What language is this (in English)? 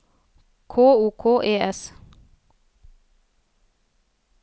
Norwegian